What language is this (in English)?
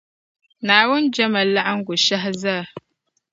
Dagbani